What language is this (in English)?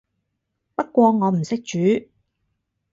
Cantonese